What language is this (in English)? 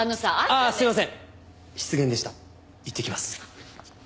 Japanese